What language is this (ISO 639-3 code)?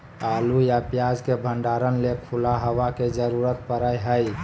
mag